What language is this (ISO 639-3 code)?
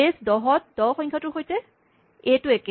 asm